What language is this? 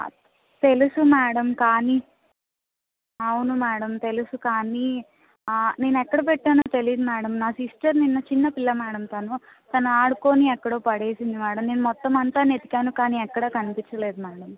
Telugu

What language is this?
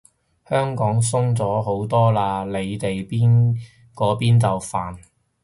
Cantonese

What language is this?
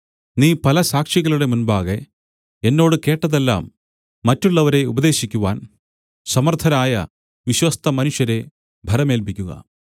Malayalam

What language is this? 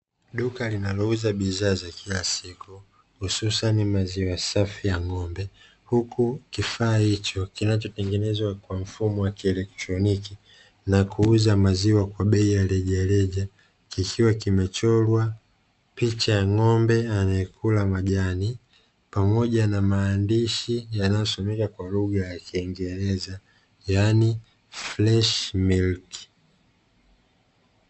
Swahili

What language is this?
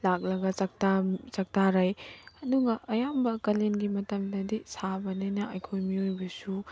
Manipuri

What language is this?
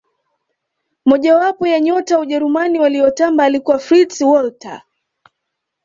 Swahili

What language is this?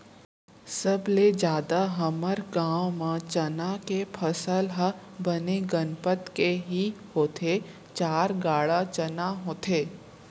Chhattisgarhi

